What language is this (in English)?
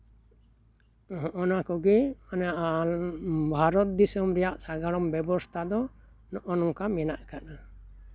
Santali